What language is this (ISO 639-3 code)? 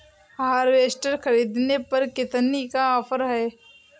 hin